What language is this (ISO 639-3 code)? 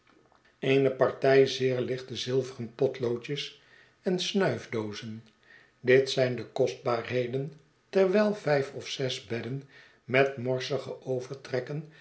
nld